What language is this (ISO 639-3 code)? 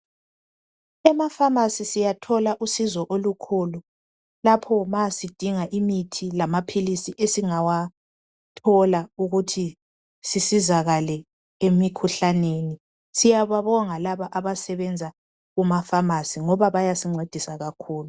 nde